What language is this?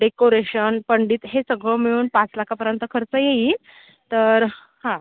Marathi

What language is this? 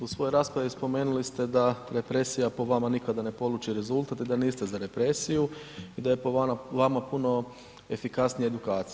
Croatian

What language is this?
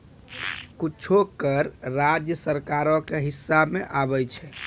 Maithili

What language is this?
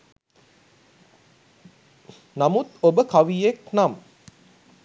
Sinhala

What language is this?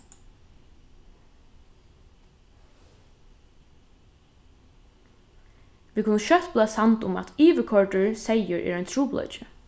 Faroese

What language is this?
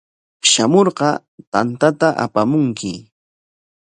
Corongo Ancash Quechua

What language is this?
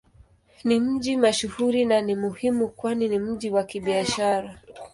Swahili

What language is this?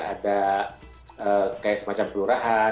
Indonesian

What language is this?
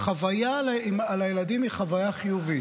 Hebrew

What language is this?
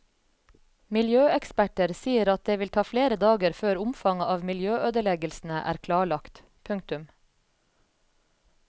Norwegian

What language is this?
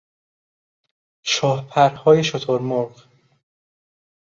Persian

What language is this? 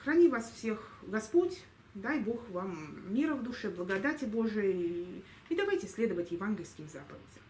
Russian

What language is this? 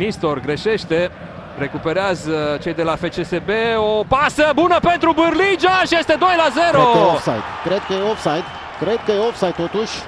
Romanian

